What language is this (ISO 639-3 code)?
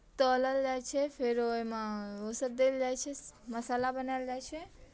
mai